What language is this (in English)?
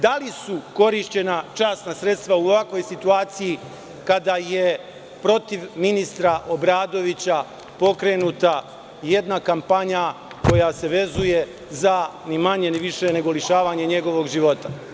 Serbian